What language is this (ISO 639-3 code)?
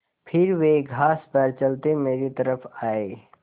hin